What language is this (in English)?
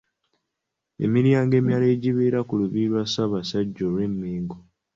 Ganda